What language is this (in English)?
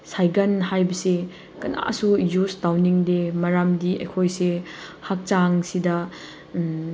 Manipuri